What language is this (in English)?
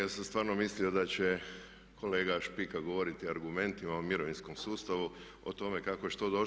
Croatian